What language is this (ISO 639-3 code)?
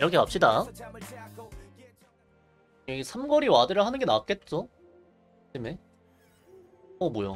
kor